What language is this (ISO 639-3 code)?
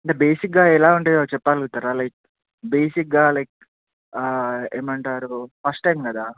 tel